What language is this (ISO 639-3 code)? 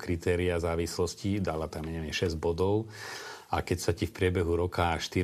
slk